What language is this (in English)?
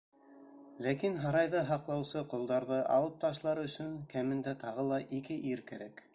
Bashkir